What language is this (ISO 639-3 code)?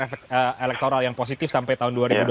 ind